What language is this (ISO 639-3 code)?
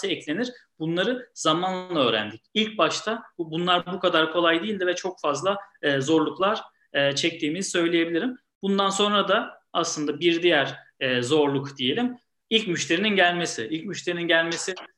tur